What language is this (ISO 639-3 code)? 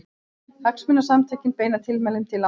isl